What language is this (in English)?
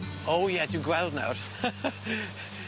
Welsh